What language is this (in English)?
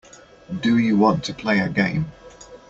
English